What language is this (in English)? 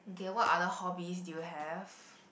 English